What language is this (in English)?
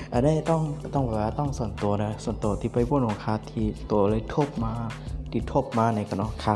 Thai